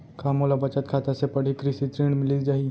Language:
Chhattisgarhi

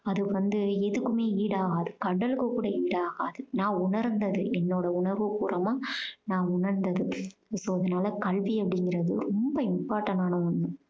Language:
Tamil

